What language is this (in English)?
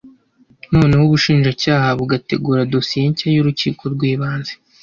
Kinyarwanda